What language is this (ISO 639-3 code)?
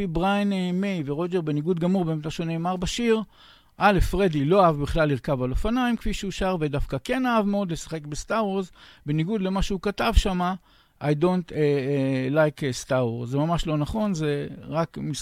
heb